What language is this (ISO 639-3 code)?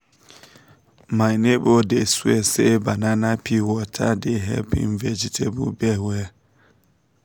pcm